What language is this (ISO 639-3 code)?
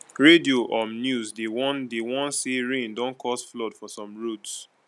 pcm